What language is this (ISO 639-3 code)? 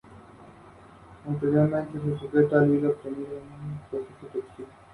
spa